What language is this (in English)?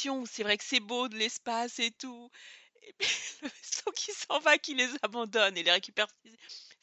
French